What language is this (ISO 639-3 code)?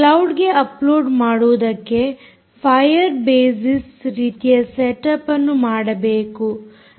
kan